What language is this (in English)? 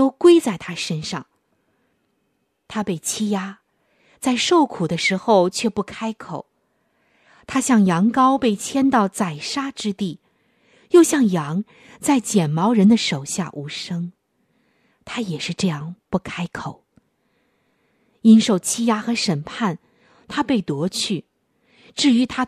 Chinese